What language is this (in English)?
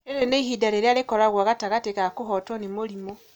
Kikuyu